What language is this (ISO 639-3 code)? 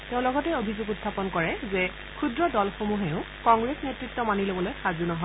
asm